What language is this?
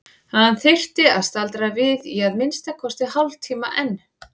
Icelandic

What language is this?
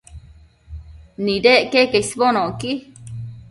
Matsés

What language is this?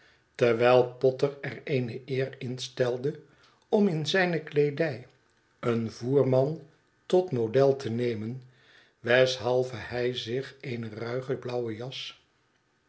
Dutch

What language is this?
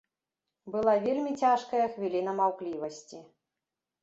Belarusian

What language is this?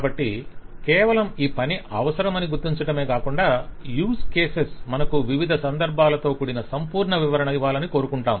Telugu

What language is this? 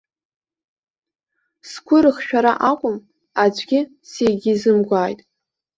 Abkhazian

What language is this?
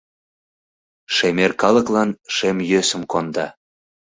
Mari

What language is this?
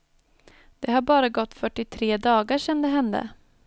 Swedish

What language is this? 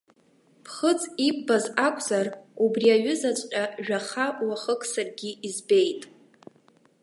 Abkhazian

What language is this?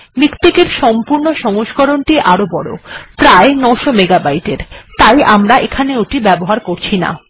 Bangla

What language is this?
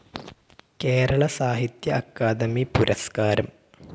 Malayalam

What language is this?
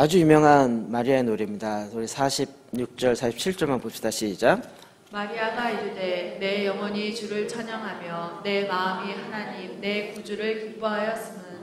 Korean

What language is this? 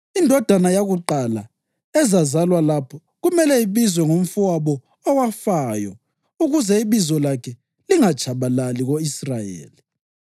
North Ndebele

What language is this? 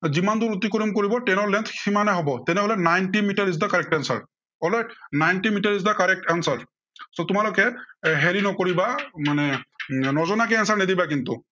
Assamese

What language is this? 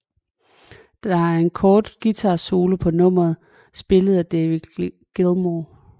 Danish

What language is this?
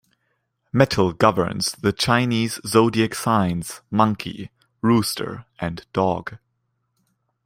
English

